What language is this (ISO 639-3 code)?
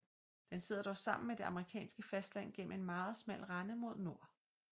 dan